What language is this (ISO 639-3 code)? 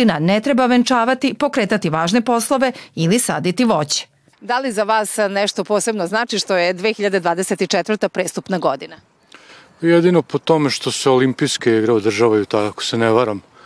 hrv